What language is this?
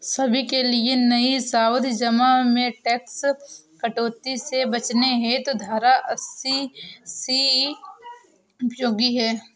Hindi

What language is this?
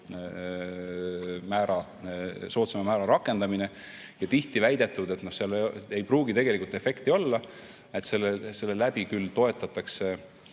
Estonian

